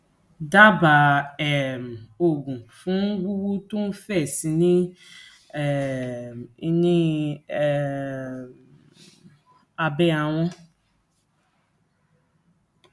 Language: Yoruba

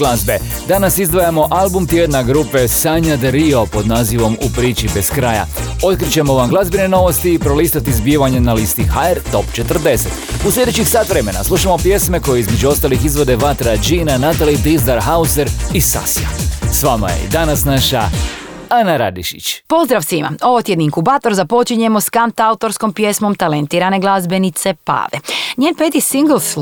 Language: Croatian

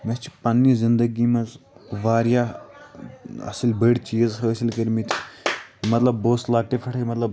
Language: Kashmiri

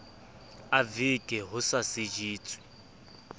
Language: Southern Sotho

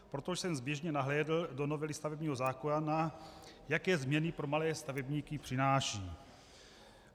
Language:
Czech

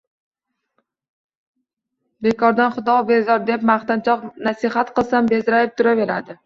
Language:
Uzbek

